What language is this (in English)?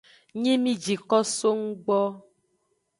Aja (Benin)